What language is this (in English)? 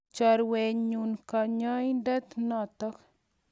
Kalenjin